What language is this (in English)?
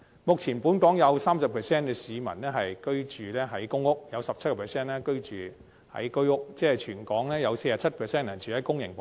Cantonese